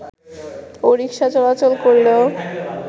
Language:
Bangla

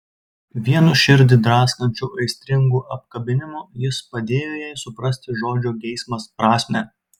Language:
Lithuanian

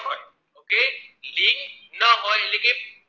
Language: Gujarati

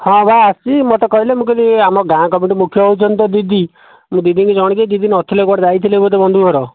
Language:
Odia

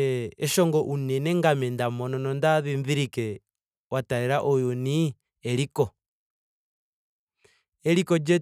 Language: Ndonga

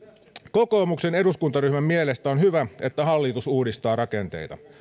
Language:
Finnish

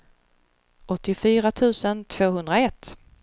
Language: Swedish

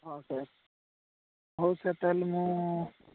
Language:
Odia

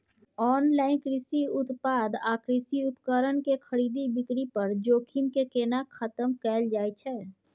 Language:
Maithili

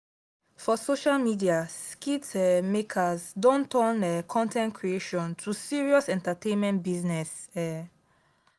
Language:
Nigerian Pidgin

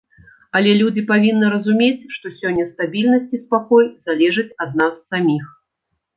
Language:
Belarusian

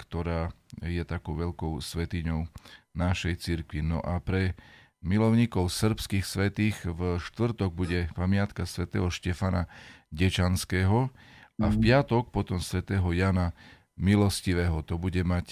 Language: Slovak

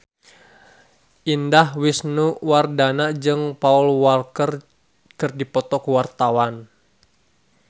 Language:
Sundanese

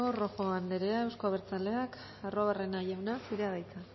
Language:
Basque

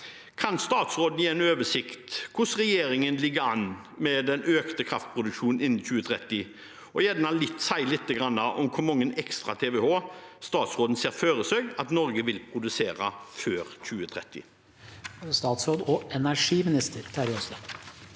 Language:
Norwegian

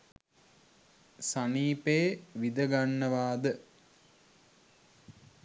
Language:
Sinhala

